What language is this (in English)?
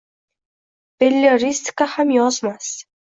Uzbek